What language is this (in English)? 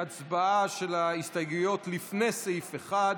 Hebrew